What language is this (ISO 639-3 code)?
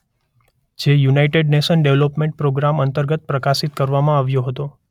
guj